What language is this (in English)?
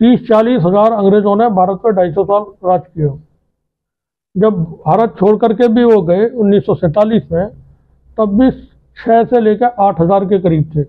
Hindi